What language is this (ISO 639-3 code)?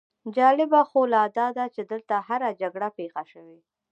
pus